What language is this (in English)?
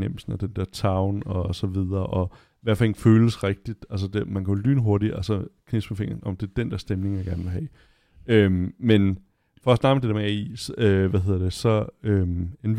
Danish